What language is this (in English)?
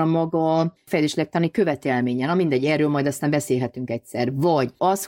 Hungarian